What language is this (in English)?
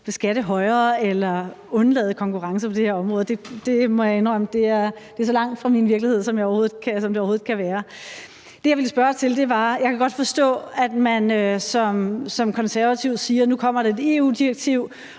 Danish